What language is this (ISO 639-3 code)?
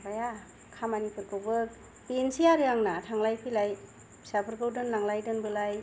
brx